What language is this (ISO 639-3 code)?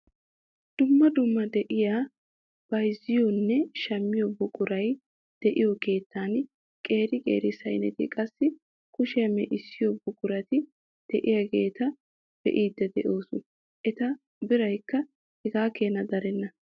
wal